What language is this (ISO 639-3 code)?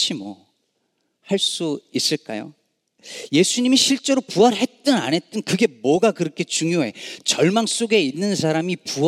kor